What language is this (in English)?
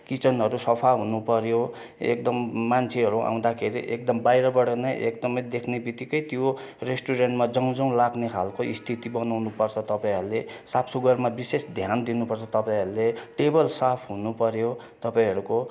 Nepali